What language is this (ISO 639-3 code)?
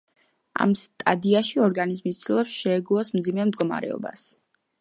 kat